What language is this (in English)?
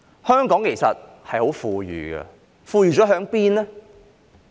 Cantonese